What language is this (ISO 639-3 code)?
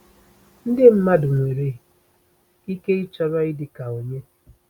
ibo